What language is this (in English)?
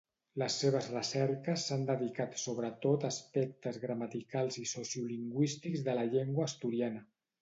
Catalan